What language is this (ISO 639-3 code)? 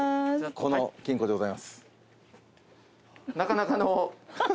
jpn